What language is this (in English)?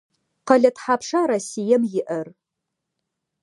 Adyghe